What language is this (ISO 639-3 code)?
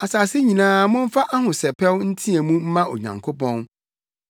aka